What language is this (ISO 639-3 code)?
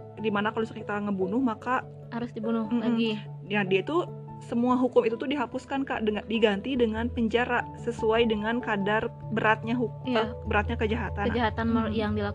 ind